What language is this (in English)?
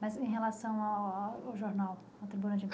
Portuguese